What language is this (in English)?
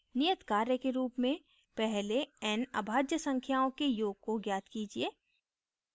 Hindi